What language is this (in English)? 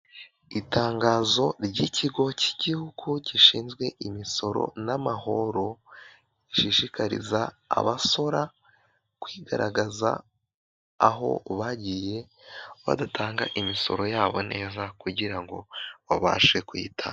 Kinyarwanda